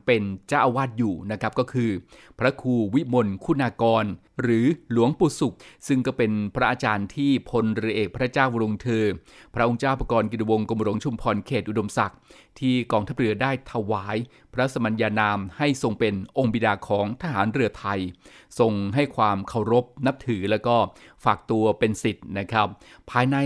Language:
Thai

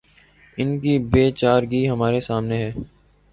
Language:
Urdu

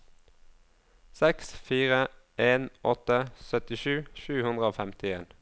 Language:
Norwegian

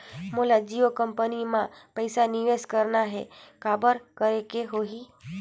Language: Chhattisgarhi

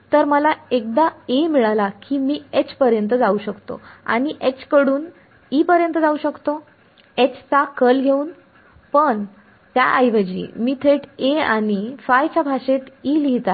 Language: Marathi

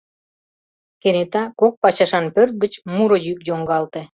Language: Mari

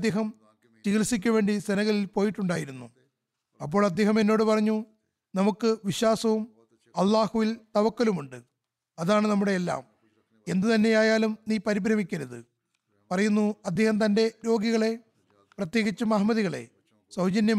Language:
Malayalam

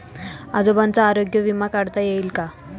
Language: Marathi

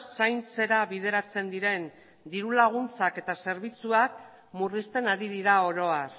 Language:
Basque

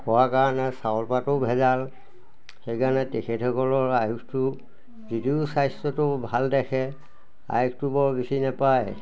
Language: Assamese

